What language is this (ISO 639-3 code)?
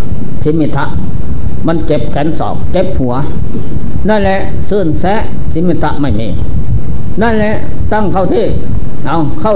tha